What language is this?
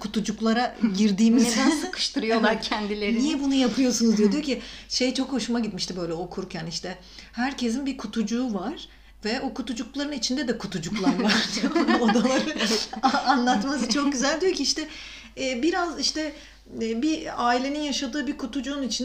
Turkish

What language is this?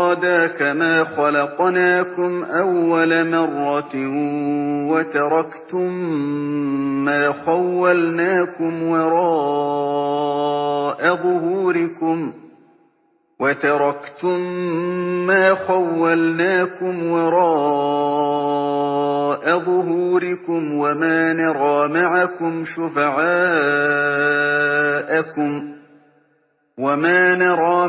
Arabic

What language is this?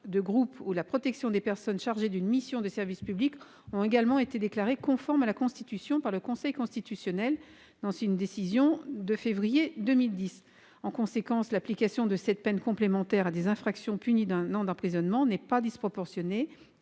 French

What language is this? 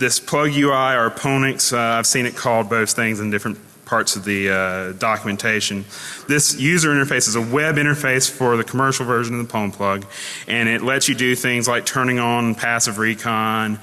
English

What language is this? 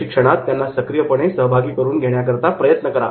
Marathi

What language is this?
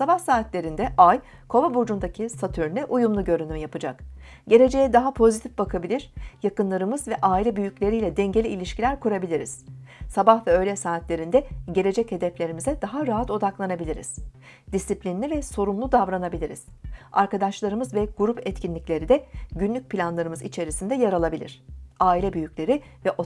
Turkish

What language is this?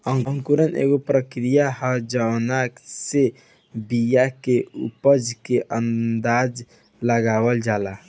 Bhojpuri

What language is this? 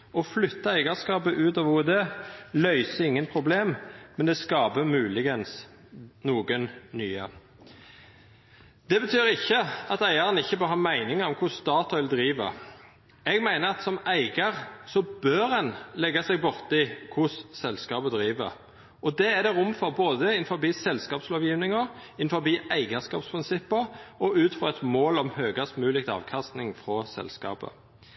Norwegian Nynorsk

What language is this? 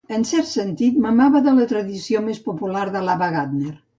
Catalan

